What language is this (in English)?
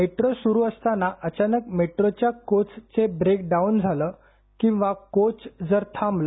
Marathi